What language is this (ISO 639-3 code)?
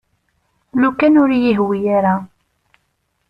kab